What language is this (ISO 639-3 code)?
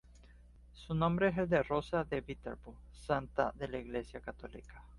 spa